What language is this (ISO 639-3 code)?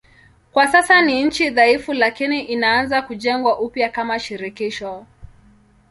swa